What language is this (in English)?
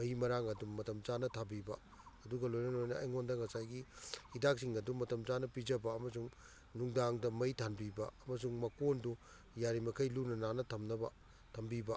Manipuri